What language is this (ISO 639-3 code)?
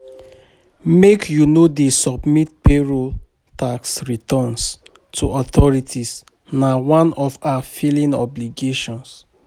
pcm